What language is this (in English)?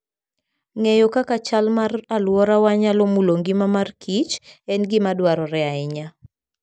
Luo (Kenya and Tanzania)